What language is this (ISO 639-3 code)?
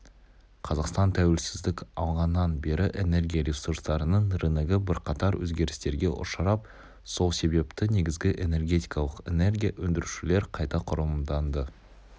kaz